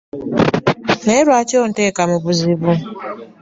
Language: Ganda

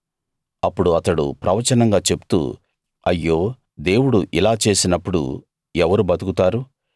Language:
Telugu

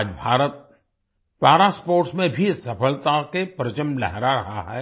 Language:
Hindi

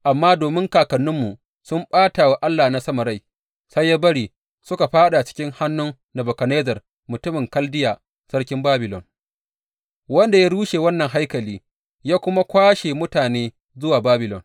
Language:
Hausa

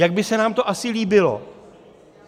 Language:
Czech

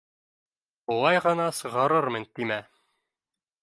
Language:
Bashkir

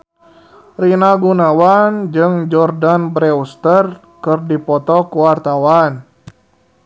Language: Sundanese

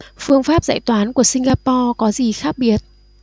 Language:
Vietnamese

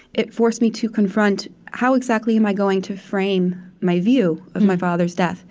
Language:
English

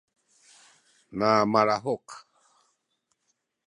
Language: Sakizaya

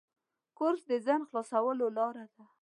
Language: Pashto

